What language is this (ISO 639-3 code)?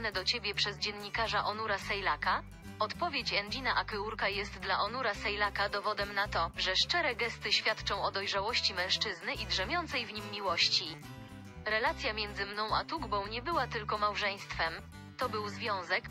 pol